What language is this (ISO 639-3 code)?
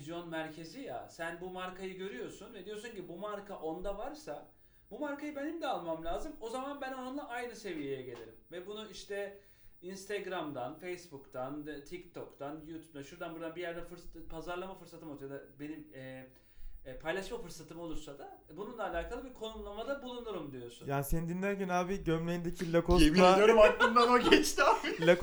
tur